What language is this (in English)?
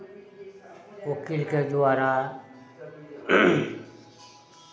Maithili